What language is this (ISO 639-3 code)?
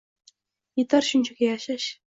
uzb